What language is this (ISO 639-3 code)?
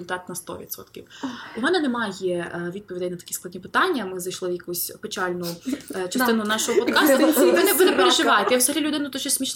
ukr